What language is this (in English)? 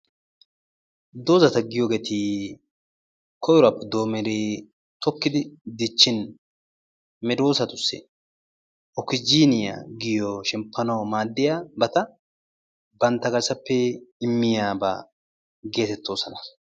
Wolaytta